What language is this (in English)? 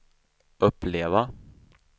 Swedish